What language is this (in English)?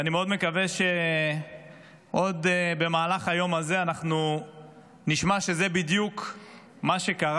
Hebrew